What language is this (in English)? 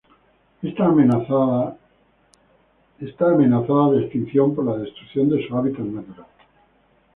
Spanish